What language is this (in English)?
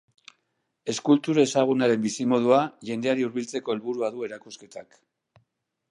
Basque